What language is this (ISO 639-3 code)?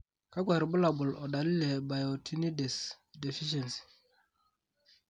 mas